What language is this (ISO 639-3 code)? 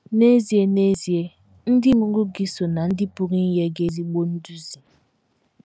ibo